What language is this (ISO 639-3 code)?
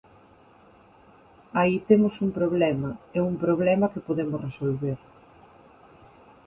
glg